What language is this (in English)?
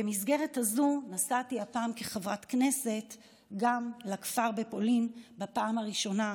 Hebrew